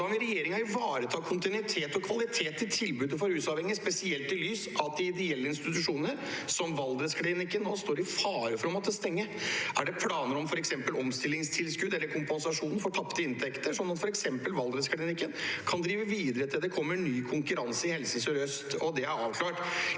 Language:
Norwegian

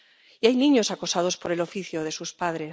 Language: Spanish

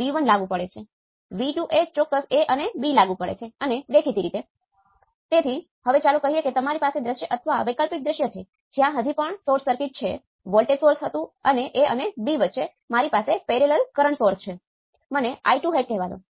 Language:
Gujarati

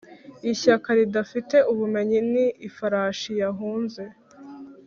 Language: Kinyarwanda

